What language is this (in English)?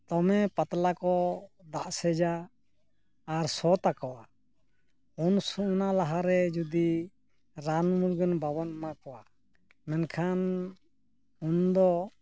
Santali